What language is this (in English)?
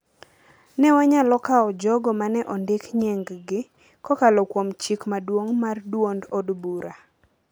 Luo (Kenya and Tanzania)